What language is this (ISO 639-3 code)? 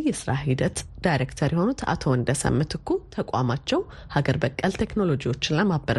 amh